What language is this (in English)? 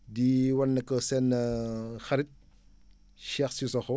Wolof